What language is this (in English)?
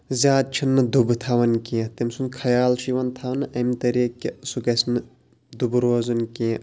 Kashmiri